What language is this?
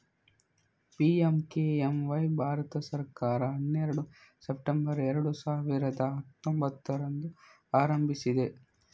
Kannada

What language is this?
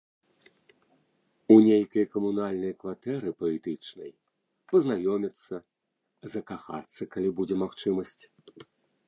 Belarusian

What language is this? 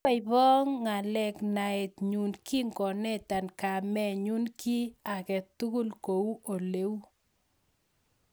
Kalenjin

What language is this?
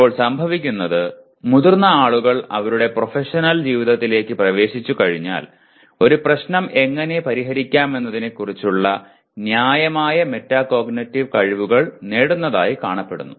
Malayalam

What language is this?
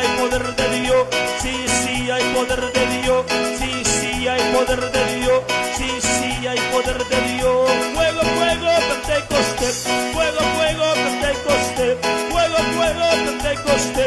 Spanish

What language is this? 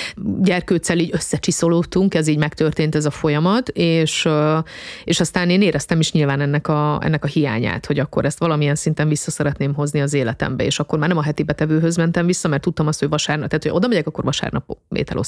Hungarian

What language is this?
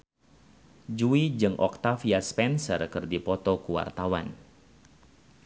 Sundanese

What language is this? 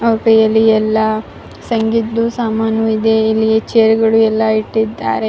Kannada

